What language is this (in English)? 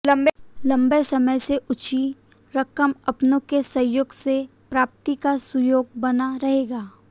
Hindi